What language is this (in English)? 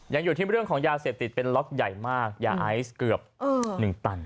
Thai